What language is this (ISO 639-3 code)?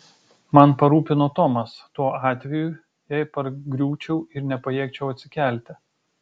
lit